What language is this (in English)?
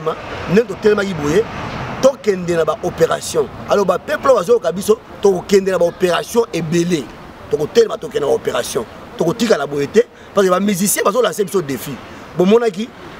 French